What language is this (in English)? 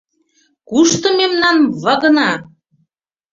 Mari